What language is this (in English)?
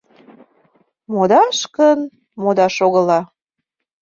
Mari